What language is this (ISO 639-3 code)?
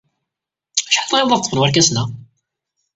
kab